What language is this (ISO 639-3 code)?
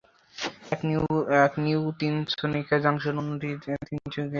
ben